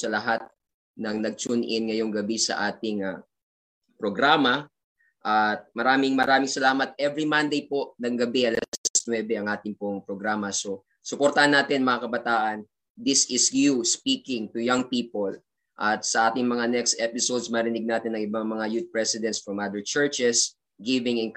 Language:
Filipino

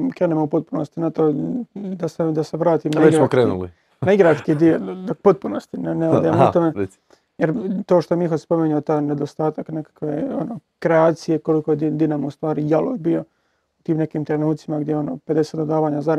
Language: Croatian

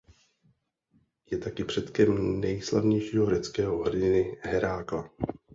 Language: Czech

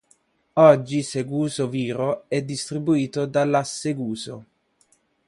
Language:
Italian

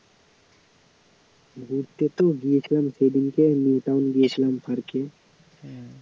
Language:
Bangla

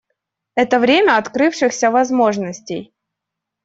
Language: Russian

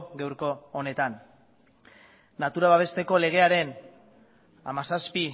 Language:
Basque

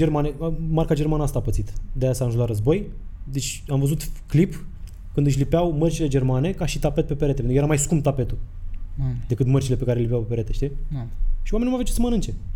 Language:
Romanian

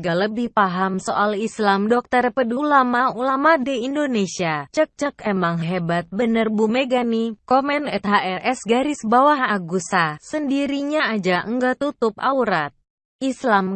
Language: Indonesian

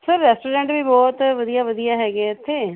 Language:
Punjabi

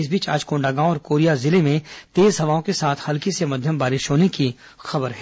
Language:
Hindi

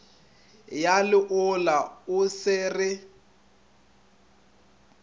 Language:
Northern Sotho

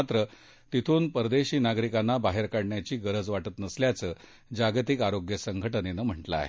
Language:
Marathi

